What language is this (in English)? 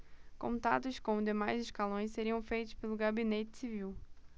Portuguese